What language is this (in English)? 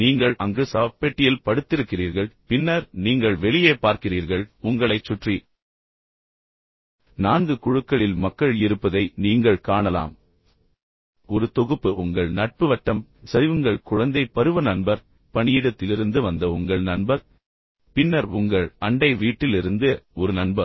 Tamil